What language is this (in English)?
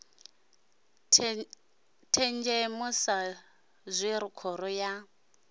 Venda